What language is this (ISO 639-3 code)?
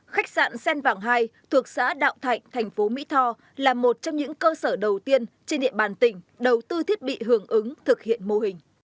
vie